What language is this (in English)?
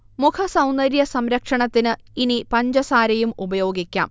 Malayalam